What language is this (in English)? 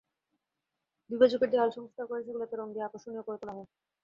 Bangla